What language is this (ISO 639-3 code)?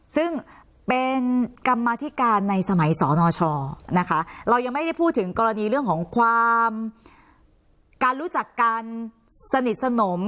tha